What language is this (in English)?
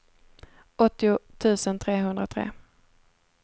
Swedish